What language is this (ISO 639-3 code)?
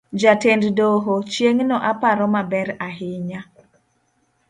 luo